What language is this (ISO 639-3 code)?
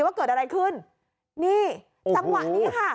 tha